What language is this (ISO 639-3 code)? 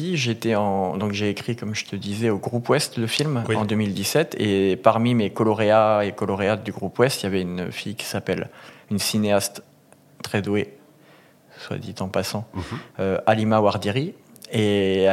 fra